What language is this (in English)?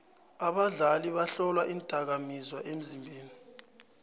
South Ndebele